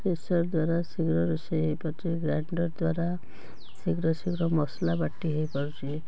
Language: Odia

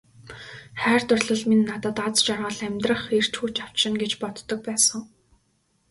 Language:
Mongolian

